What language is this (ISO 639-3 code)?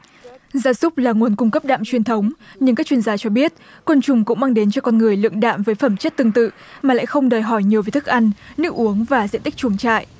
vie